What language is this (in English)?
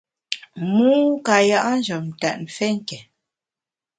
Bamun